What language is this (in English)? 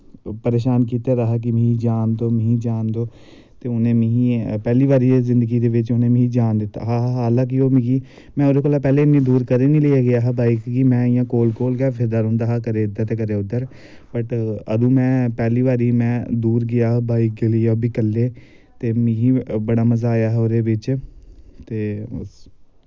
Dogri